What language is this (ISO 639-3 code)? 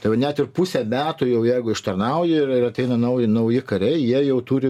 lit